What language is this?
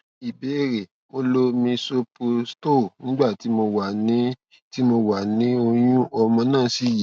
Yoruba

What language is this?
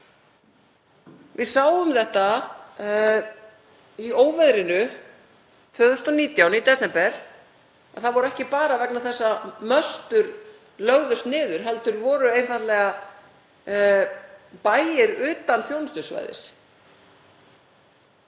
Icelandic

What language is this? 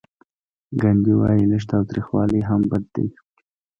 Pashto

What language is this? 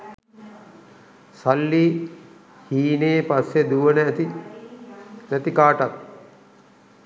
Sinhala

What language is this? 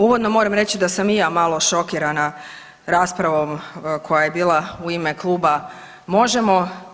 Croatian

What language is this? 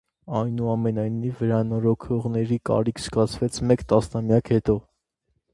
Armenian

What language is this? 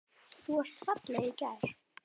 Icelandic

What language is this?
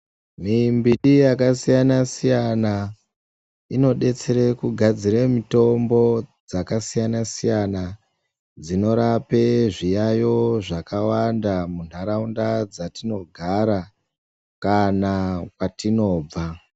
Ndau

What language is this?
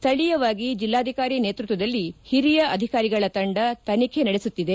Kannada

